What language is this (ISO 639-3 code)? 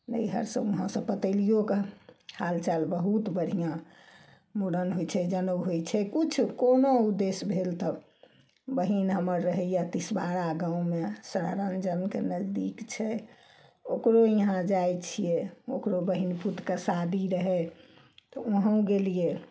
mai